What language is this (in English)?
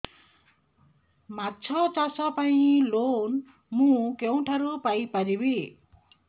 Odia